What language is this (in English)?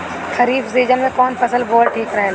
Bhojpuri